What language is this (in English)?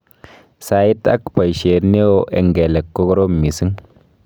Kalenjin